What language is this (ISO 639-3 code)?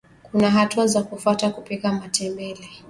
swa